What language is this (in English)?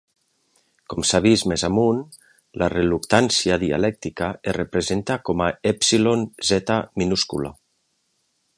Catalan